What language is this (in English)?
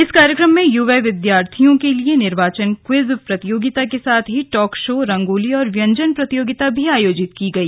Hindi